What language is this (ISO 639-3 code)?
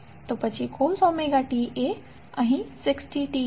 guj